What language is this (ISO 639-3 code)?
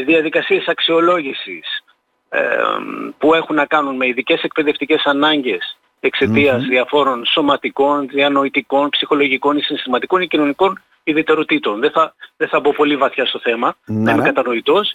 ell